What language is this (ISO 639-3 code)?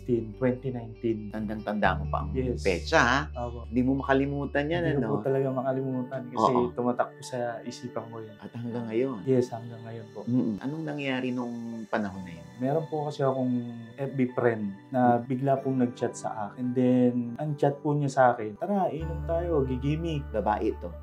fil